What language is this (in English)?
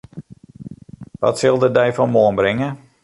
Western Frisian